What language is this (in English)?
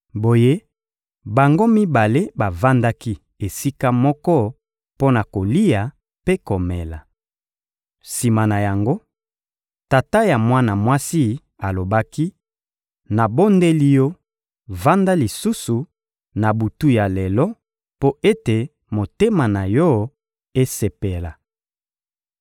Lingala